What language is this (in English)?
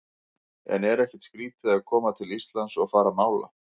Icelandic